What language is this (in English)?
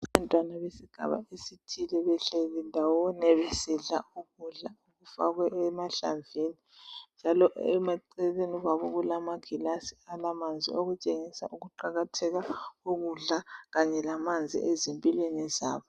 North Ndebele